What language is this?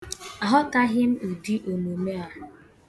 Igbo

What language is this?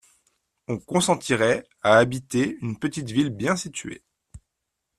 French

